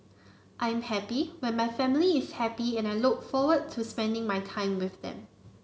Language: English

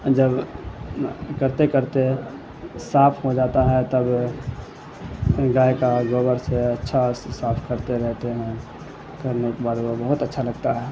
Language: Urdu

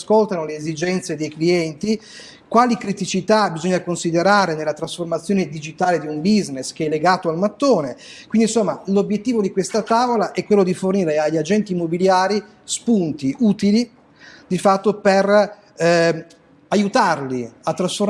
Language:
Italian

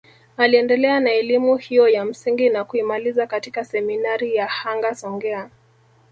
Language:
Swahili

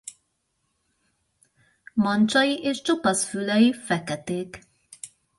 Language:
Hungarian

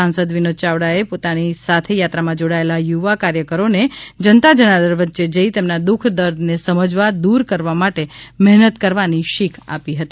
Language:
Gujarati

